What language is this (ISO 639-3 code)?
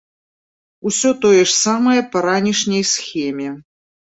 bel